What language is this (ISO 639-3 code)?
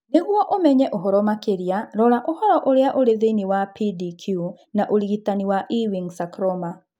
kik